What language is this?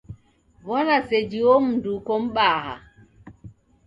Taita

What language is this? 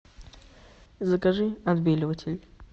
Russian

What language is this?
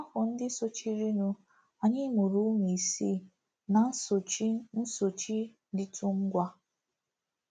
Igbo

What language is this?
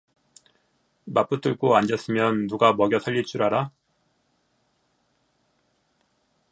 Korean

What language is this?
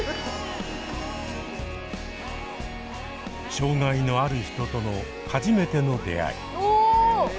Japanese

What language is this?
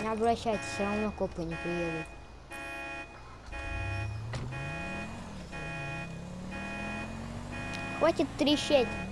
Russian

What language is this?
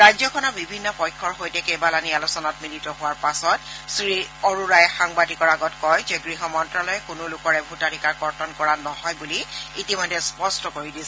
Assamese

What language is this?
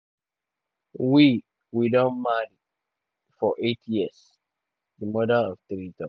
Nigerian Pidgin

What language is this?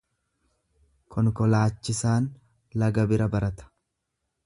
Oromo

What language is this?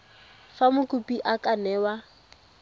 Tswana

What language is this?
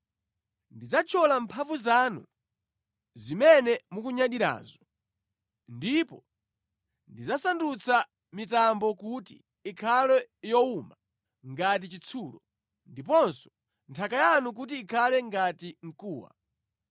Nyanja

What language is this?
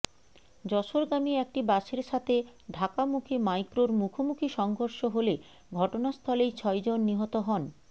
Bangla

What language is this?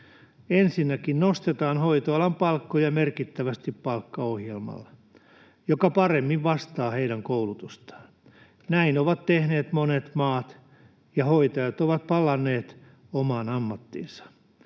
Finnish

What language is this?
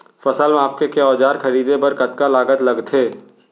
Chhattisgarhi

